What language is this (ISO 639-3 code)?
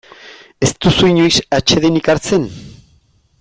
eus